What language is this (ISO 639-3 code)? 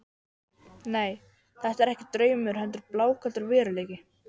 isl